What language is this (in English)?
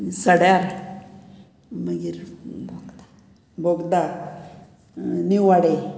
Konkani